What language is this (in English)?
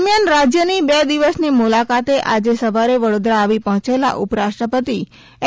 Gujarati